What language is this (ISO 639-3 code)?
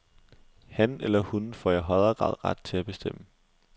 dan